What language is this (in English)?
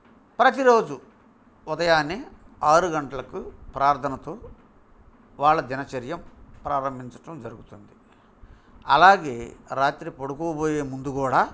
Telugu